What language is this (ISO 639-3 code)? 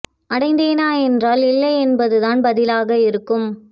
tam